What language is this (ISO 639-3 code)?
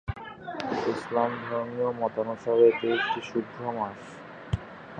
ben